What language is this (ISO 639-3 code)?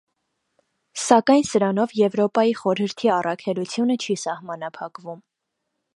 hye